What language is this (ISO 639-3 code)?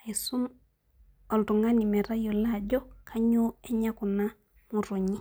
mas